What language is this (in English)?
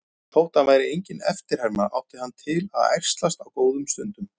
Icelandic